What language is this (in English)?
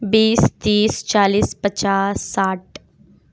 Urdu